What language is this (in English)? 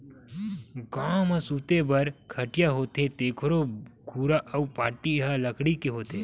Chhattisgarhi